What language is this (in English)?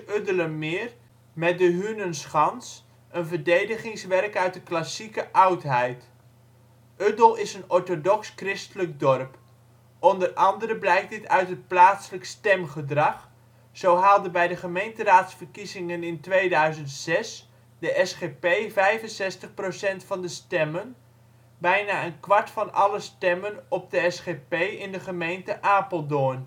Dutch